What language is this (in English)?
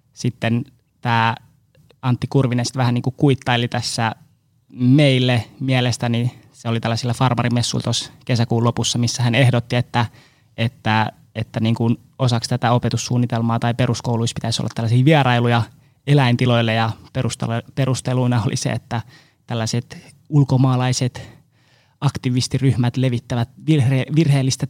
Finnish